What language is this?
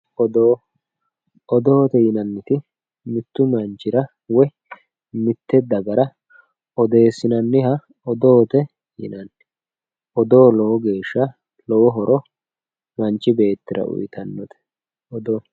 Sidamo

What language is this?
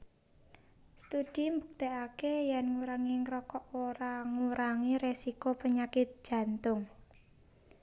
Javanese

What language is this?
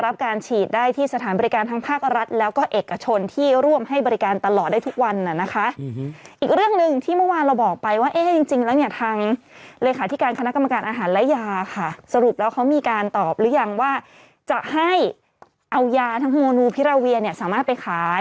Thai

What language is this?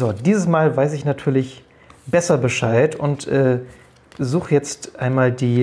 German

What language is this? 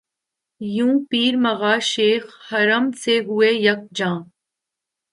Urdu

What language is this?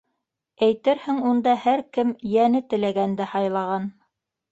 Bashkir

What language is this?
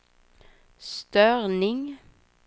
Swedish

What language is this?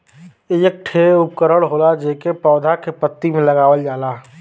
Bhojpuri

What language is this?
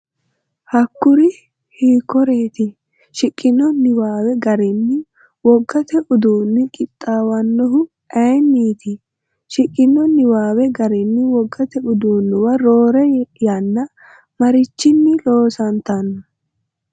Sidamo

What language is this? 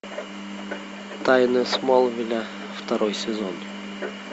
Russian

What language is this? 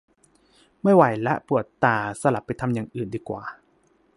Thai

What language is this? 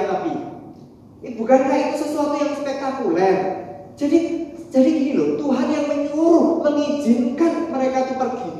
Indonesian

